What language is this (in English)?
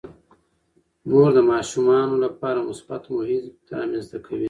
Pashto